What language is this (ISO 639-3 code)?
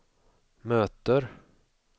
swe